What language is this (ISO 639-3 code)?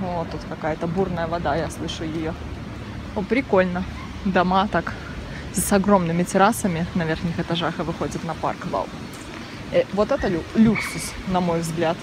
rus